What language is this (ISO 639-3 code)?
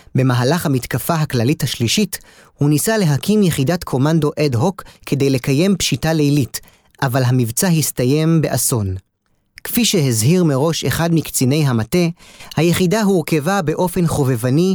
heb